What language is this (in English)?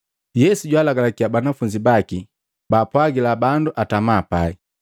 Matengo